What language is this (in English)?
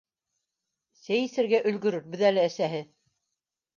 Bashkir